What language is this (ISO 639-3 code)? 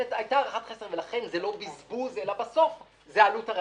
heb